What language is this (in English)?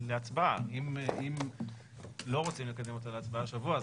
Hebrew